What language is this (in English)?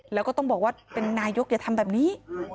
Thai